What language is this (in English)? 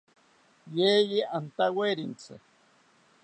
South Ucayali Ashéninka